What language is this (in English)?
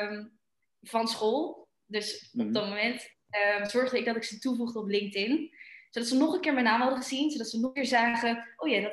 Dutch